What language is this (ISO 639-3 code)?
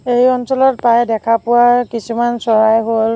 asm